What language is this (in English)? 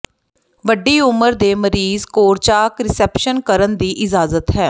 Punjabi